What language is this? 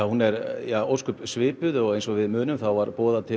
Icelandic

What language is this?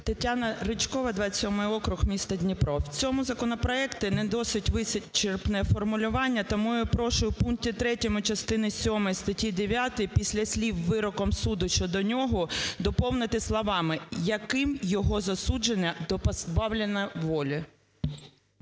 Ukrainian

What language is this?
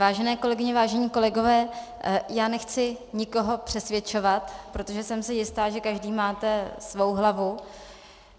Czech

